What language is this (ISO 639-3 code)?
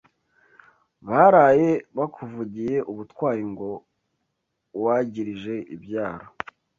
kin